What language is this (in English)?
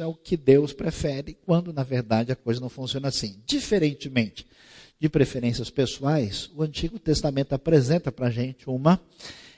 Portuguese